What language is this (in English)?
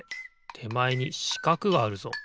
Japanese